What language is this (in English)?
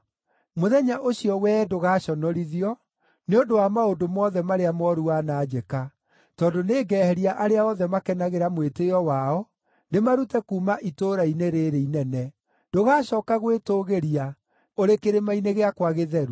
Kikuyu